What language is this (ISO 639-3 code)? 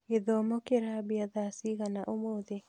kik